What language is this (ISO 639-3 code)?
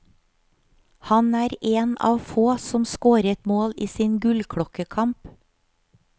nor